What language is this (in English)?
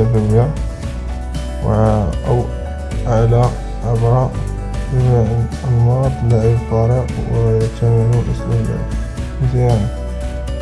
Arabic